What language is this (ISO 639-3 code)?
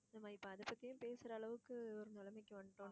tam